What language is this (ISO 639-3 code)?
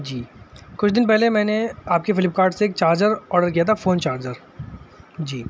urd